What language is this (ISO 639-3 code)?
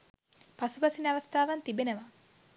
sin